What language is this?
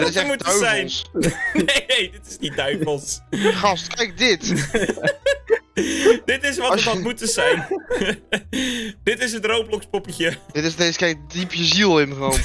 Dutch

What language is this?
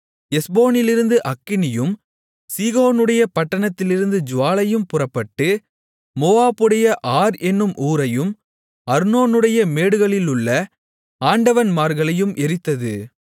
Tamil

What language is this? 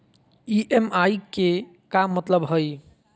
Magahi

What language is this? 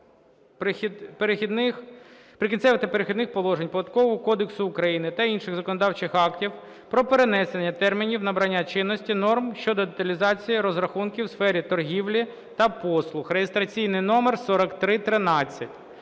Ukrainian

